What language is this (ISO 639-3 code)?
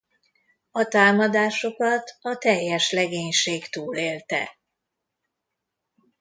hun